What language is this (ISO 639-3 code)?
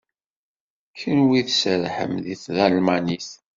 kab